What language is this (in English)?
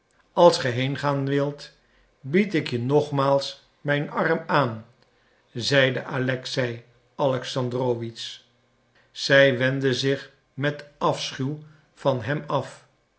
Dutch